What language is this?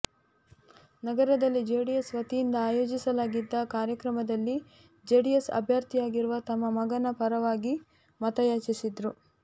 Kannada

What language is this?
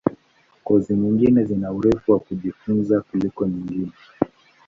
Swahili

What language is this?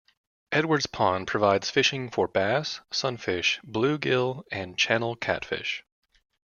English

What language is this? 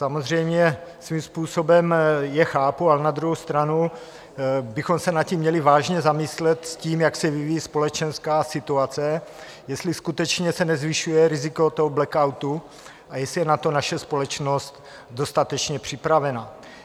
Czech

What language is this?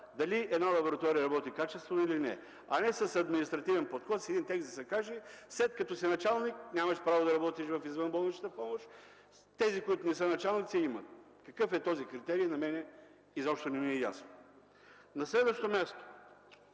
Bulgarian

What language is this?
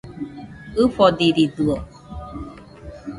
Nüpode Huitoto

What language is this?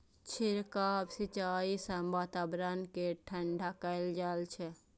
Maithili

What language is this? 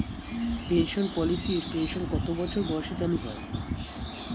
Bangla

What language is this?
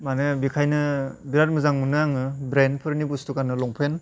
Bodo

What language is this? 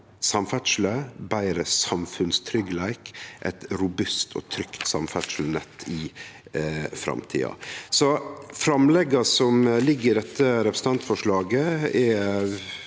Norwegian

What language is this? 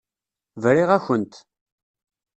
Kabyle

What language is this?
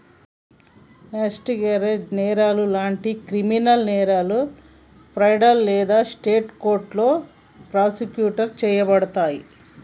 Telugu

